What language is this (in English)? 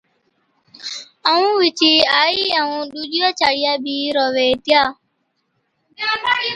Od